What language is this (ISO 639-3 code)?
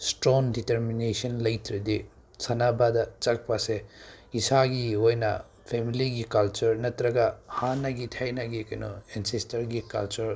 mni